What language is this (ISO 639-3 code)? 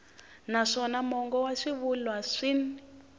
tso